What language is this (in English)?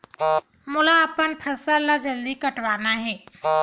Chhattisgarhi